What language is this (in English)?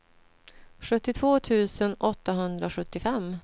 Swedish